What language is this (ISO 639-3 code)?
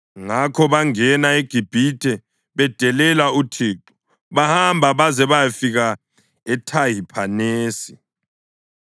nde